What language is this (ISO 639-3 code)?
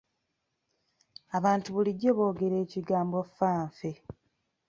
lug